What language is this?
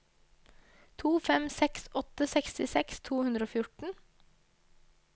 Norwegian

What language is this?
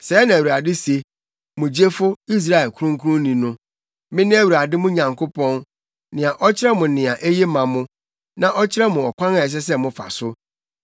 Akan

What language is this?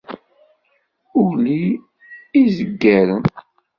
Kabyle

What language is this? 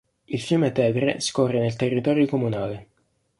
Italian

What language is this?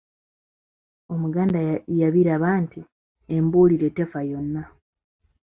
Ganda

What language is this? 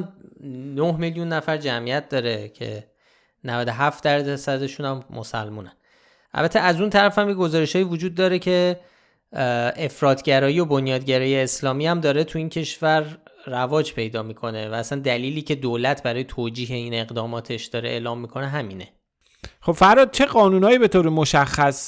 Persian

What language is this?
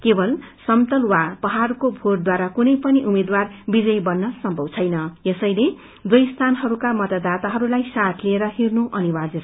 Nepali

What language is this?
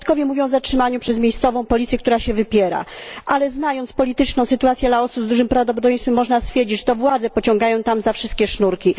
Polish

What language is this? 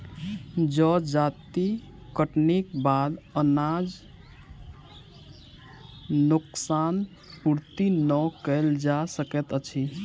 Maithili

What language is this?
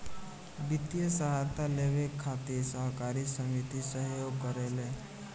Bhojpuri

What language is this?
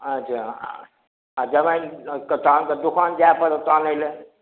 Maithili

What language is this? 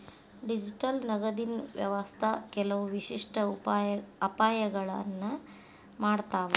Kannada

